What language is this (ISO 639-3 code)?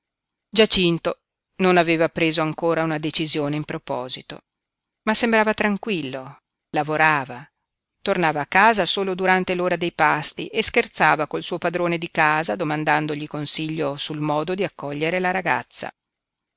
ita